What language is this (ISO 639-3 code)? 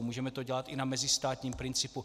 ces